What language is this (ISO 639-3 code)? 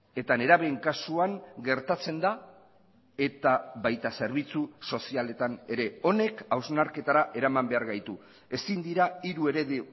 eus